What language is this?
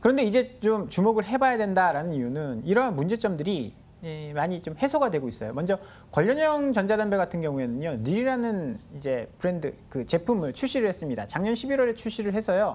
Korean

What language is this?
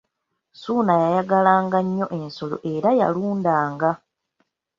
Ganda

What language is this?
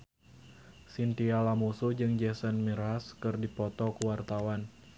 Sundanese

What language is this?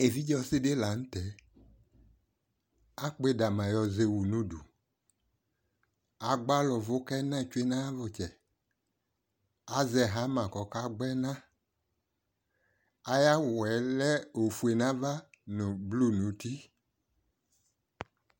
Ikposo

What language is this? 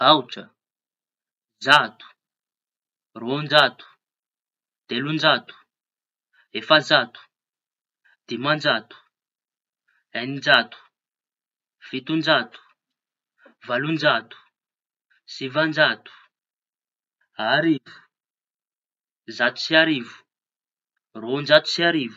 Tanosy Malagasy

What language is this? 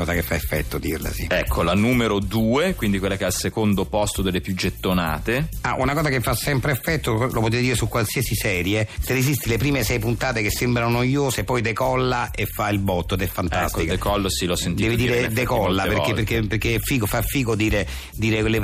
Italian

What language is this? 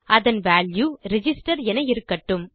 Tamil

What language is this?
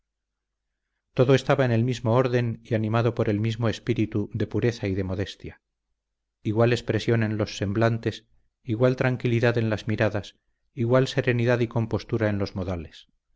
Spanish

